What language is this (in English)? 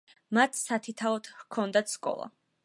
Georgian